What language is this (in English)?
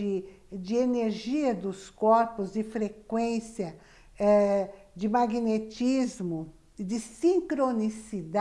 Portuguese